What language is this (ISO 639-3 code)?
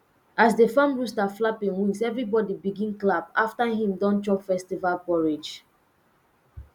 pcm